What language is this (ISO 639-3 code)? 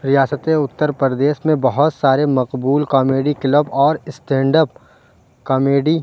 urd